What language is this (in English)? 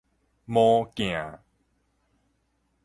Min Nan Chinese